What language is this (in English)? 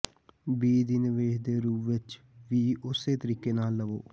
Punjabi